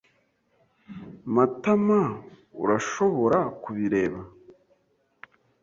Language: Kinyarwanda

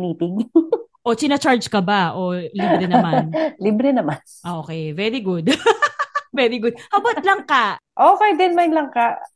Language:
Filipino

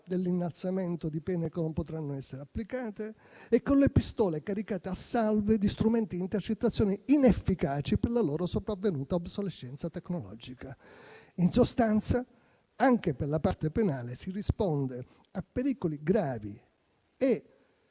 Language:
Italian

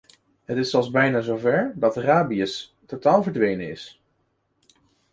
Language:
Dutch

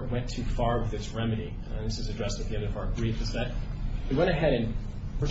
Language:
English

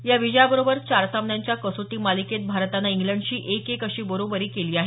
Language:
Marathi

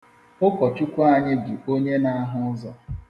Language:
Igbo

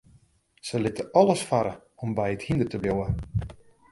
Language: Western Frisian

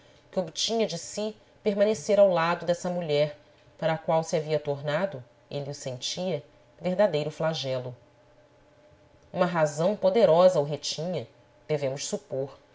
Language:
Portuguese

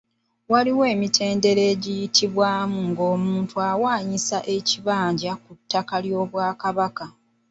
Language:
Ganda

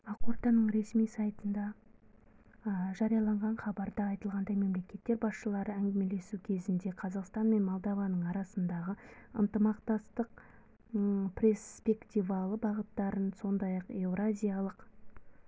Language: Kazakh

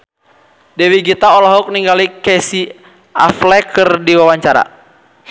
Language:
Sundanese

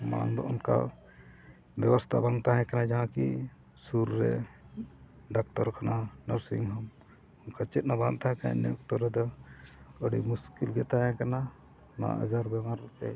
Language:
Santali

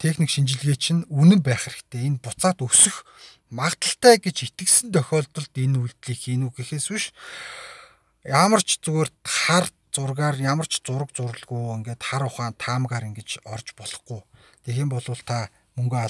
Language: Romanian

